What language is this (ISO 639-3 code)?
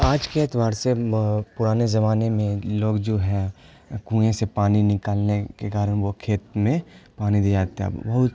urd